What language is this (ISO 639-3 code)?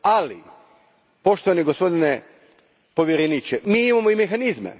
hrv